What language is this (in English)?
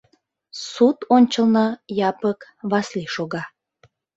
Mari